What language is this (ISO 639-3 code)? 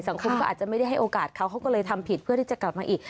tha